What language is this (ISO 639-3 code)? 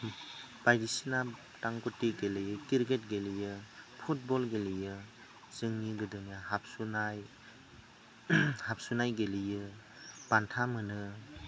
brx